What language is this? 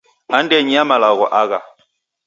Taita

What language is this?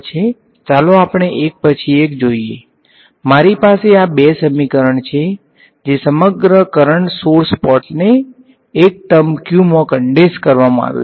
Gujarati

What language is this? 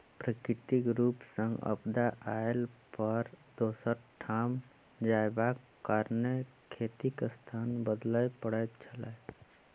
Maithili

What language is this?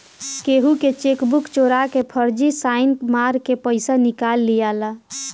Bhojpuri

